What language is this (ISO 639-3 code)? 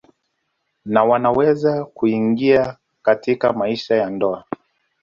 swa